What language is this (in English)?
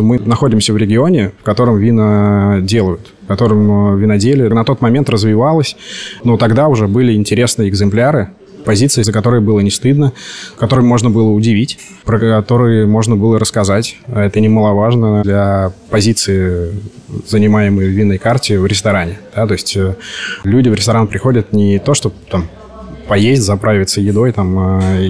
Russian